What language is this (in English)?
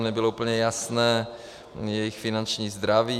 Czech